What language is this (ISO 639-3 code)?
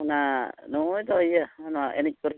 sat